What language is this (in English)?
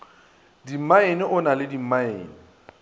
Northern Sotho